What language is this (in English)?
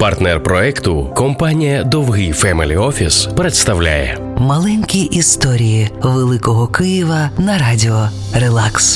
Ukrainian